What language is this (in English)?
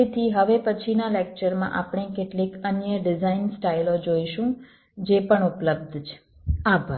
Gujarati